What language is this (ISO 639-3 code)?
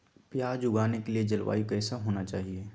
mag